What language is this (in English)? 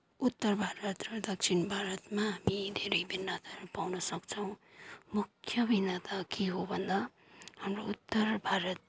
Nepali